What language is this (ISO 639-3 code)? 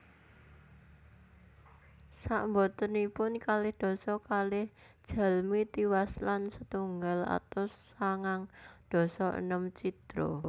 jav